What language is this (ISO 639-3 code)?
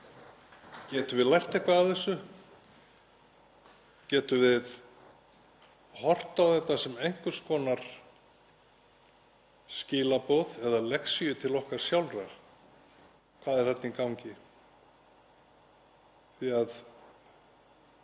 isl